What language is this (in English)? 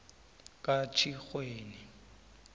South Ndebele